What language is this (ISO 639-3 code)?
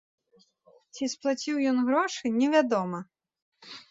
bel